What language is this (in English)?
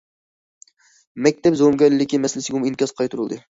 Uyghur